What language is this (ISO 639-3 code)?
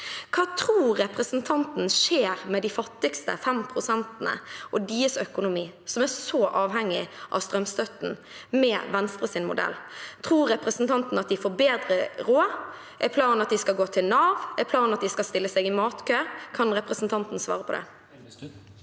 nor